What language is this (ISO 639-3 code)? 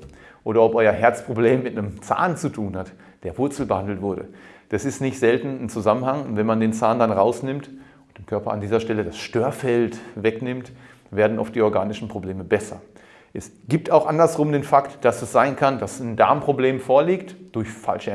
deu